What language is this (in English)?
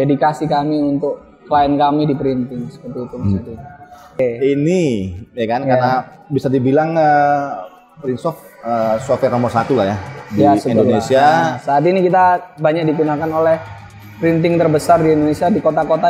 Indonesian